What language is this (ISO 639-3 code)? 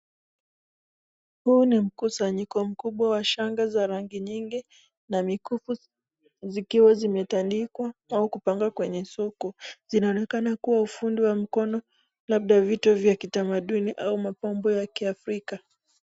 swa